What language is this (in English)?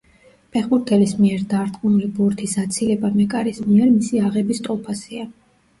Georgian